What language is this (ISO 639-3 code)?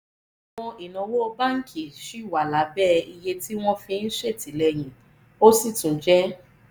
yor